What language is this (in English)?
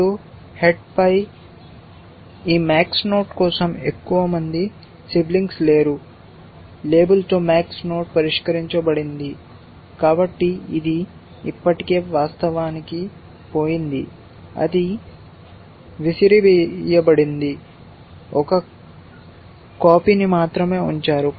Telugu